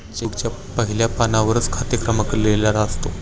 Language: Marathi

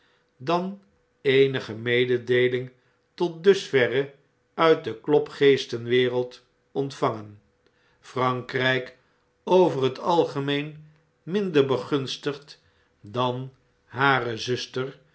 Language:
Dutch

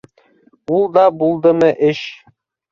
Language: Bashkir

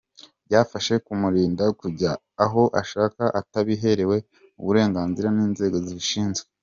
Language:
Kinyarwanda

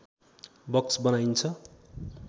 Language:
Nepali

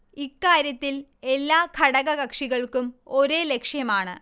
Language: Malayalam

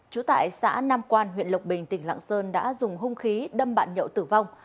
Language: Vietnamese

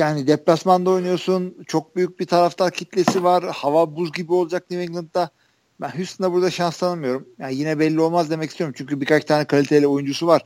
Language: Turkish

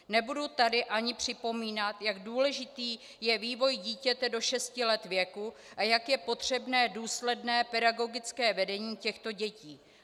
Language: Czech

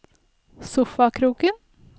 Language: Norwegian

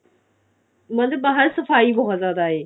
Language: Punjabi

